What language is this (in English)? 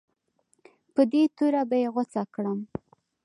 Pashto